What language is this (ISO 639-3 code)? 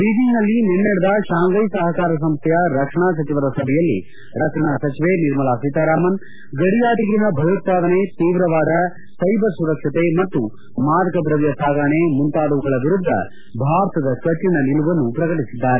kan